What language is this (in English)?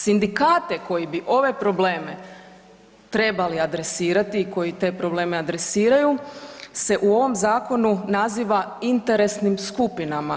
Croatian